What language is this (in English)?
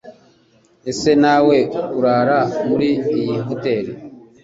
Kinyarwanda